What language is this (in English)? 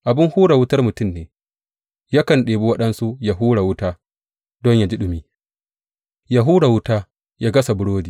Hausa